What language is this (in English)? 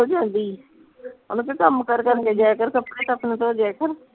Punjabi